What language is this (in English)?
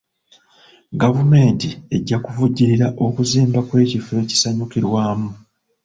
Ganda